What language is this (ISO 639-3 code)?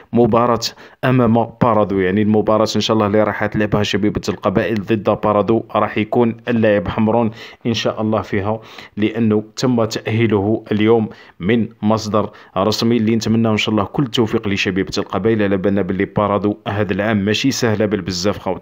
ara